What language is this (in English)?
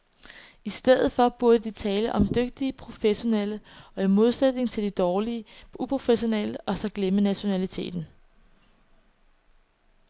Danish